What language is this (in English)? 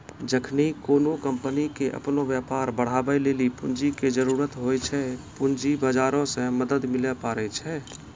Maithili